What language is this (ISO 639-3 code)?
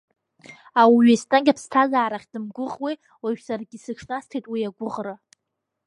abk